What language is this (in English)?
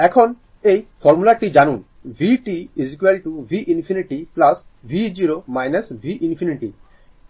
Bangla